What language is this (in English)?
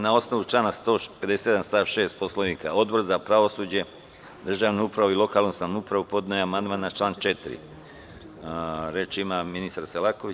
Serbian